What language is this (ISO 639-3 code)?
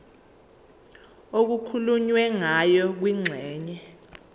zul